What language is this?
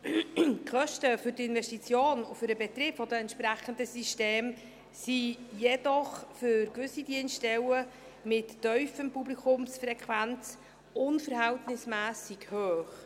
Swiss German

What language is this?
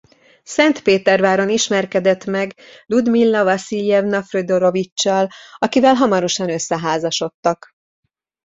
Hungarian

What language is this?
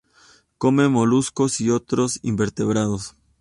Spanish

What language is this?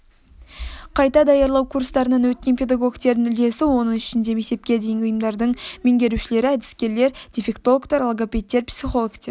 Kazakh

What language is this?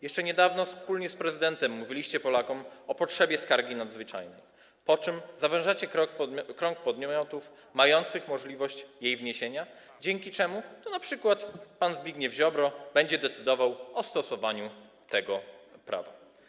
Polish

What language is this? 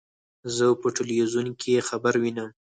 Pashto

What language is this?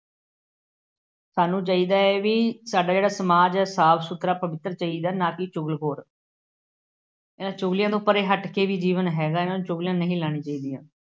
Punjabi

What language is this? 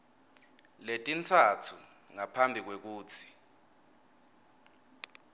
Swati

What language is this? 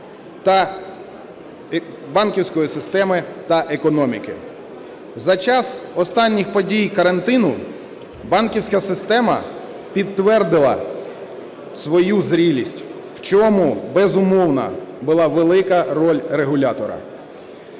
Ukrainian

